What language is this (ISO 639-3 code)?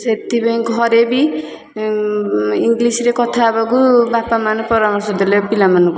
ori